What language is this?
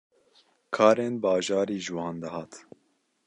Kurdish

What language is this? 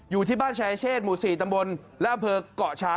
Thai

